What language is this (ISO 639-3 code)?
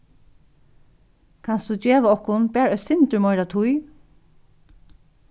fao